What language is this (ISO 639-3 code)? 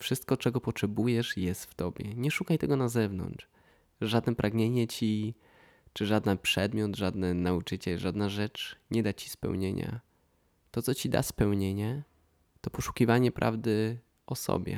pol